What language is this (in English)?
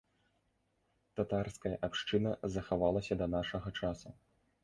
Belarusian